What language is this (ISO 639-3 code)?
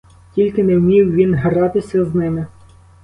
ukr